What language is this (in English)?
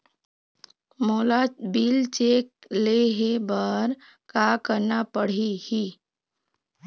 Chhattisgarhi